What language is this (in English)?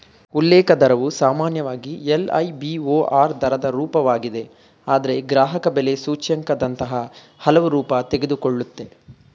Kannada